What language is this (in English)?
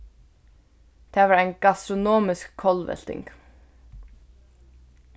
Faroese